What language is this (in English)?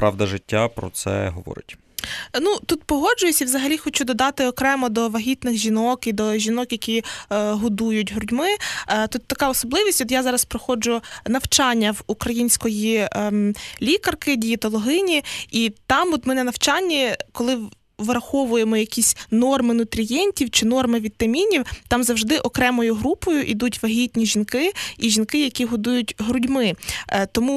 Ukrainian